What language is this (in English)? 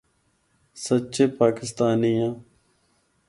Northern Hindko